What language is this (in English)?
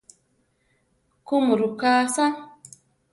Central Tarahumara